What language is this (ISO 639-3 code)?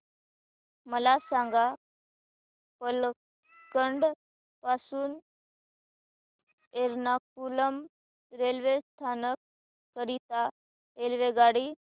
mar